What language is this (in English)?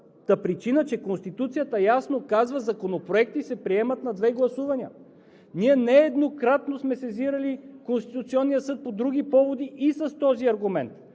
Bulgarian